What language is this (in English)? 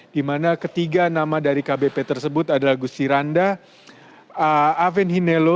Indonesian